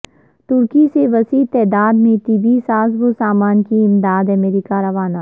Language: Urdu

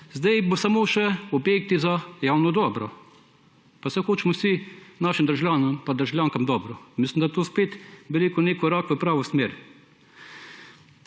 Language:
Slovenian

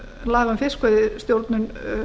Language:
Icelandic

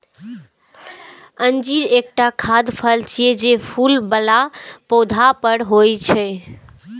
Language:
Maithili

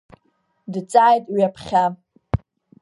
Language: Abkhazian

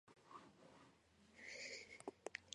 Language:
Georgian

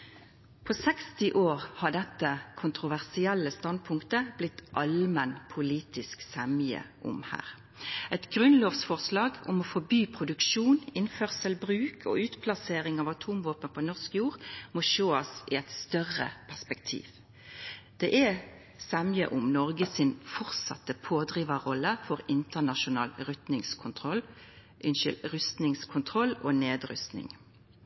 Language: Norwegian Nynorsk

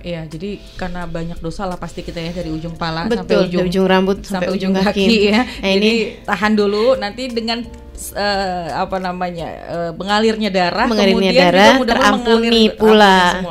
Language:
Indonesian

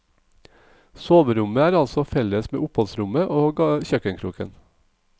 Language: Norwegian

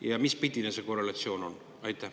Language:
Estonian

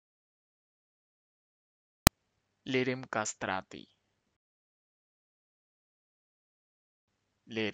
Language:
Spanish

